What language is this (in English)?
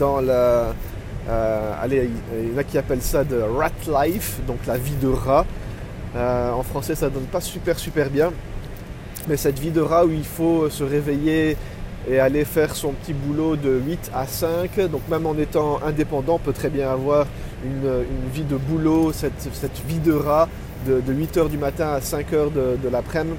French